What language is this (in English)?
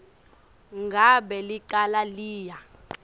Swati